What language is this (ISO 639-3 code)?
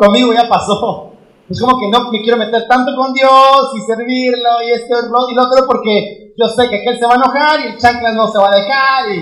spa